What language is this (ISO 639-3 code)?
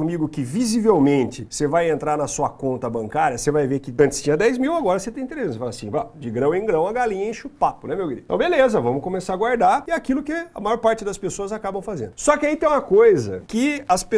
por